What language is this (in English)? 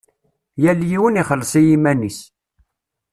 Kabyle